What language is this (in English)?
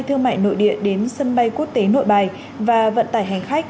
Vietnamese